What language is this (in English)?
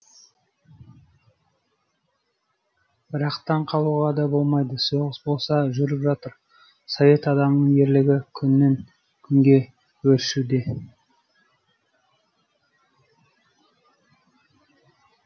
Kazakh